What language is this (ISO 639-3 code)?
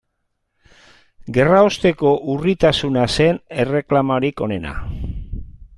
eus